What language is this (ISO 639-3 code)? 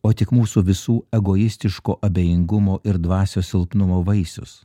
lit